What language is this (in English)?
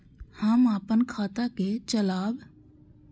Maithili